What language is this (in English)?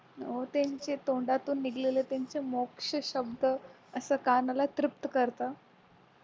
Marathi